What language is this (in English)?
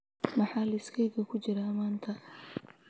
Somali